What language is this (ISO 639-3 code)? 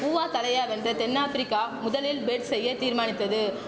tam